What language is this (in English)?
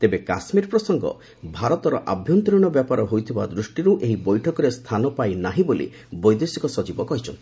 Odia